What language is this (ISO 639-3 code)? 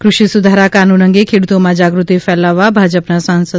guj